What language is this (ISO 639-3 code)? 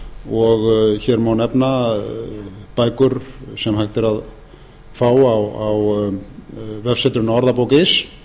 isl